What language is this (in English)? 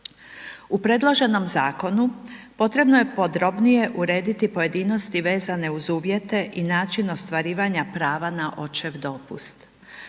Croatian